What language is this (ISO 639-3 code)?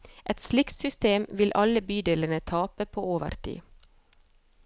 nor